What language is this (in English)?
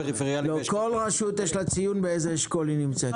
Hebrew